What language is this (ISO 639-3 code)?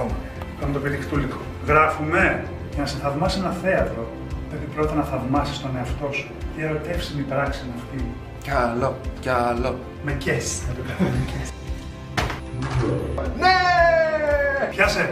ell